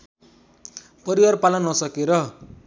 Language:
Nepali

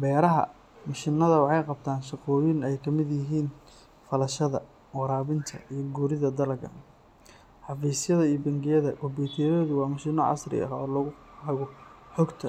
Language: Somali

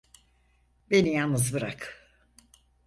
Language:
Turkish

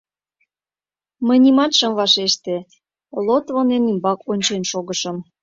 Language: Mari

